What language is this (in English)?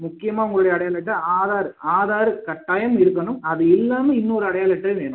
Tamil